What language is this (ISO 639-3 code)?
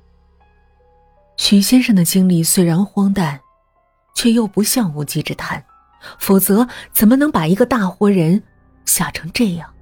zho